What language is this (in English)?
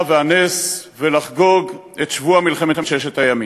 Hebrew